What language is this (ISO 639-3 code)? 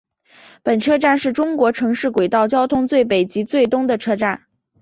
zho